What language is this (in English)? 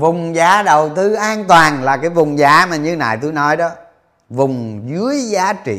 Vietnamese